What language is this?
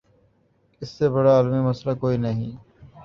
Urdu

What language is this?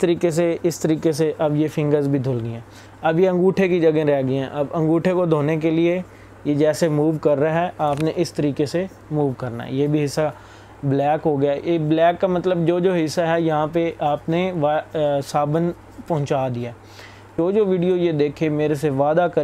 Urdu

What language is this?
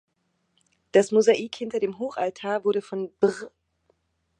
German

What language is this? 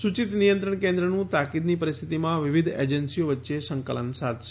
Gujarati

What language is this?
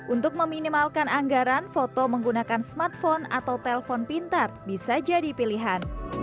Indonesian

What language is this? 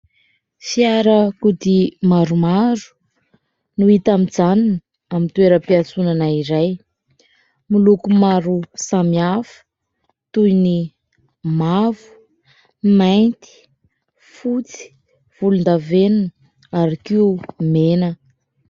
Malagasy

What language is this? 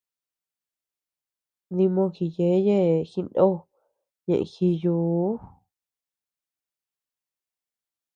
Tepeuxila Cuicatec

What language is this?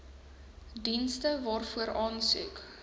Afrikaans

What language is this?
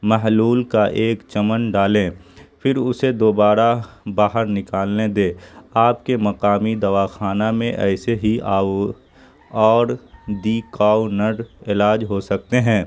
Urdu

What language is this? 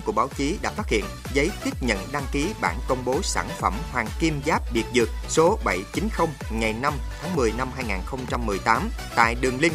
Vietnamese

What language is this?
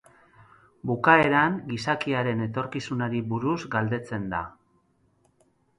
Basque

